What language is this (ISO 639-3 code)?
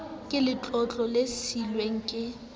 sot